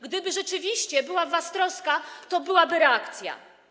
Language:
Polish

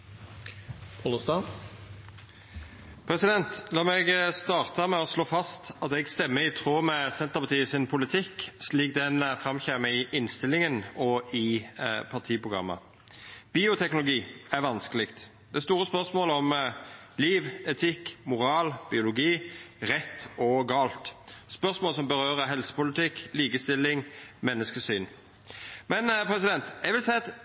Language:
Norwegian Nynorsk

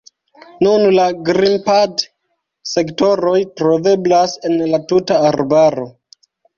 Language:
Esperanto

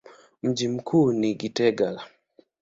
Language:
Swahili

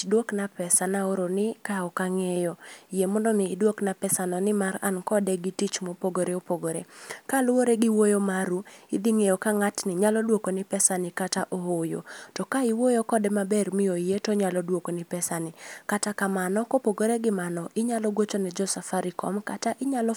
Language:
Luo (Kenya and Tanzania)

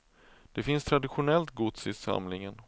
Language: Swedish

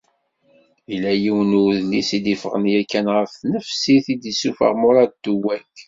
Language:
Kabyle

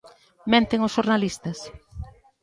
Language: Galician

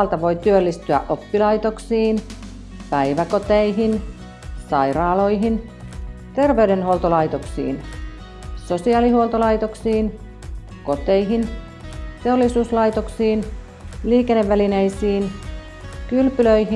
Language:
Finnish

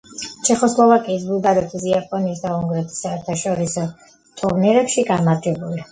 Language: Georgian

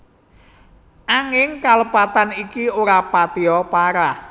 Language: Javanese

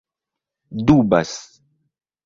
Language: Esperanto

